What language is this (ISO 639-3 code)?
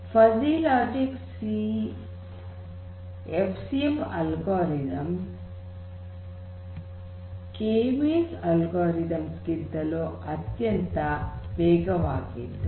kan